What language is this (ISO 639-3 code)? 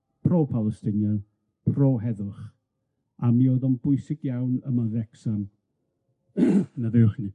cym